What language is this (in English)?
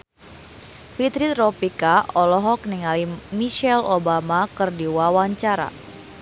Sundanese